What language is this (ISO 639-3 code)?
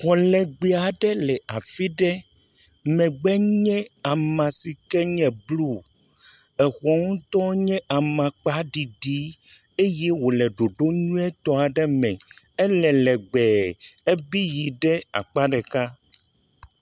ewe